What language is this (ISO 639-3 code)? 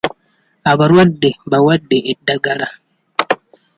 lug